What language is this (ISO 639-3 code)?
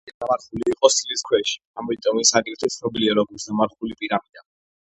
kat